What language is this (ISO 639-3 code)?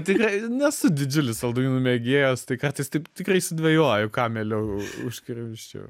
lit